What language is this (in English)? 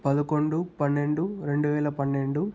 Telugu